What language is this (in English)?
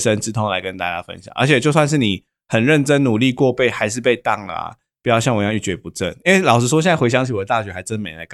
Chinese